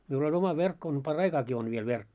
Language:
Finnish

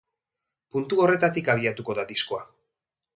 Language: Basque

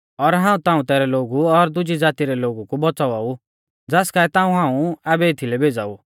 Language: Mahasu Pahari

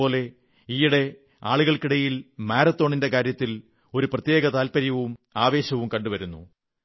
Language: Malayalam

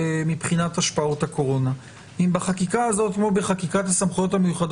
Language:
Hebrew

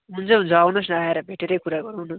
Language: Nepali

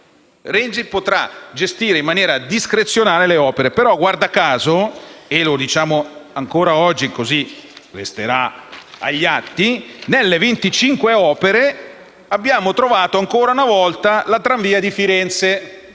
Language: Italian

